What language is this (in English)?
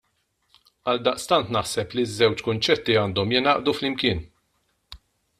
Maltese